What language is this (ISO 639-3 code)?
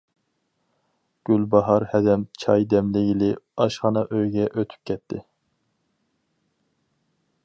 uig